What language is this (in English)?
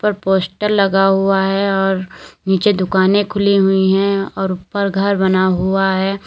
Hindi